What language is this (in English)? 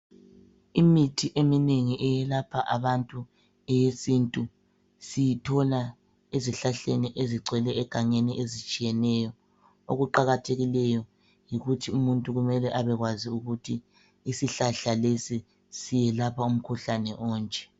North Ndebele